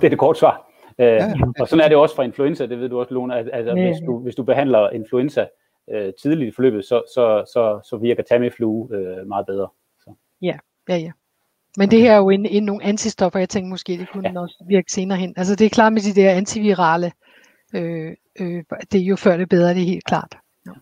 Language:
Danish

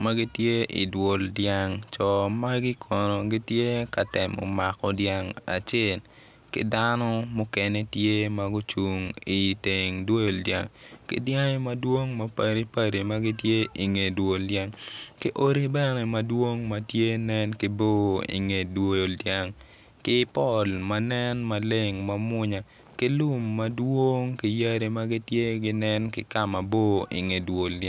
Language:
Acoli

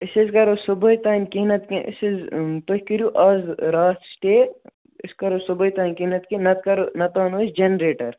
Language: Kashmiri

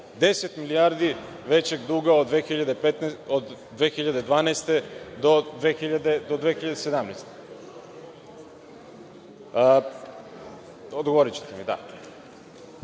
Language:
Serbian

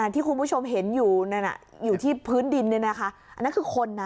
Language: Thai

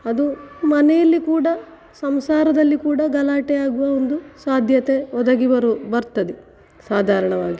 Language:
Kannada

